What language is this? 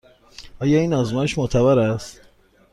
Persian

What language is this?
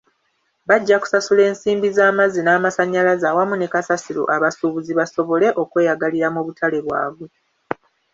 Ganda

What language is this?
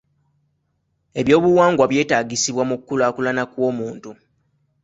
Ganda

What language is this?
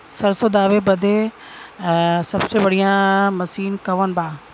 Bhojpuri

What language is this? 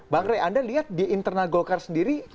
Indonesian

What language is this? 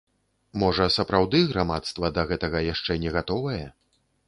Belarusian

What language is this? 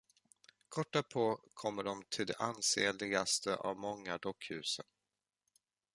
Swedish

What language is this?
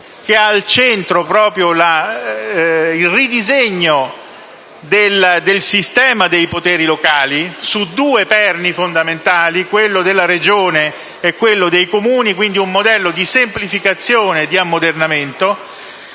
Italian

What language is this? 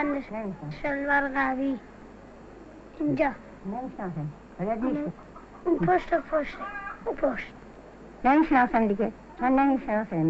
Persian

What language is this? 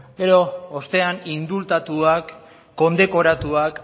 Basque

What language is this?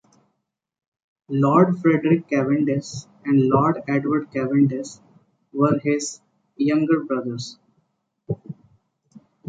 English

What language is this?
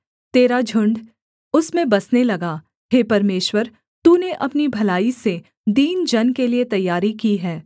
Hindi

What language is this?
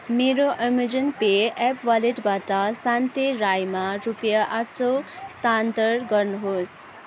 Nepali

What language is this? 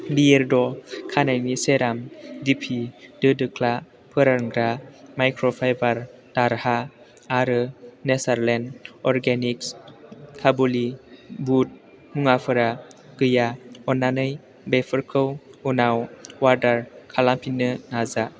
Bodo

